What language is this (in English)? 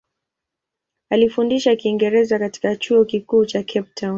Swahili